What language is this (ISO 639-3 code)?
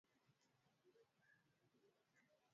swa